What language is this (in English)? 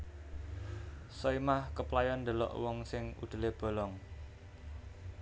Javanese